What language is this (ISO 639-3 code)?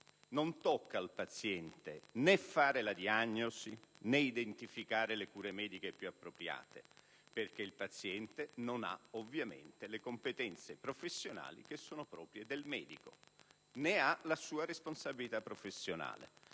ita